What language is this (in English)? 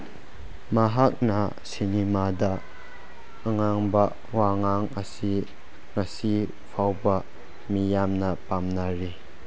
Manipuri